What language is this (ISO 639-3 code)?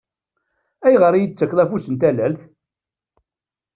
kab